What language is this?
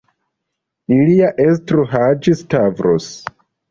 Esperanto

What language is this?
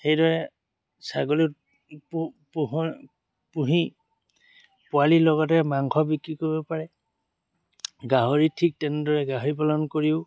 Assamese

